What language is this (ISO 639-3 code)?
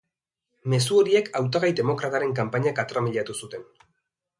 eus